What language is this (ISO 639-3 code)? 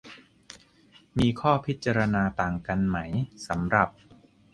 tha